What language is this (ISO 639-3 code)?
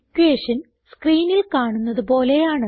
mal